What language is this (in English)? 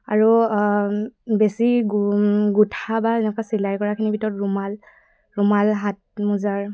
Assamese